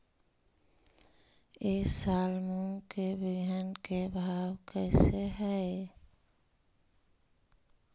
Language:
Magahi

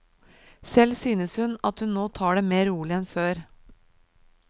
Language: Norwegian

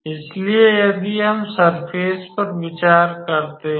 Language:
Hindi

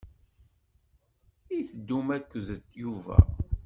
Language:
Kabyle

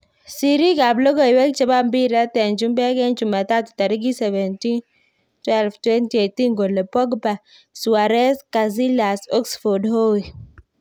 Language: Kalenjin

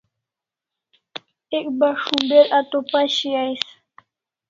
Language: Kalasha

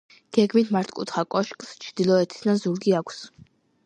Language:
Georgian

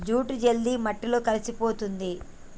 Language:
Telugu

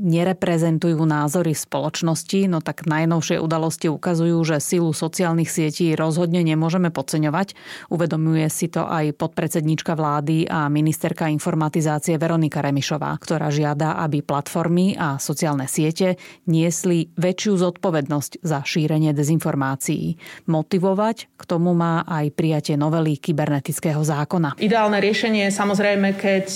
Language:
Slovak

